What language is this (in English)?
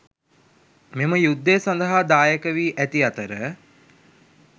Sinhala